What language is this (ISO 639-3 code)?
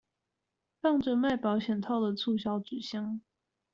zho